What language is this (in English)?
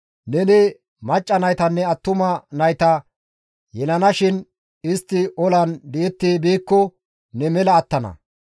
Gamo